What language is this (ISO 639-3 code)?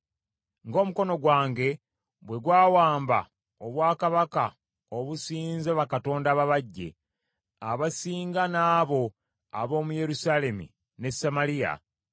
lug